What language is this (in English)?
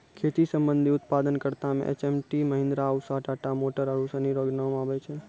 Maithili